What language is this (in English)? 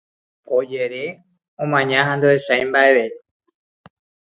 Guarani